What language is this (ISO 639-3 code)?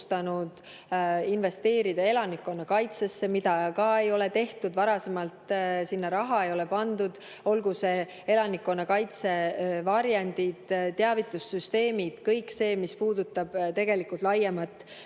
est